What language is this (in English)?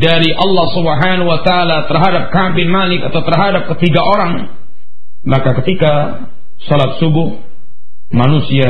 Malay